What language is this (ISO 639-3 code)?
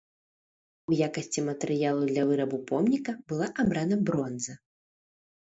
bel